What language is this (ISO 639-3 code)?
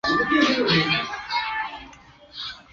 zho